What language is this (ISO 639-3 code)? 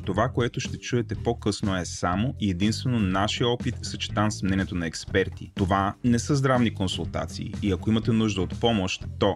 bul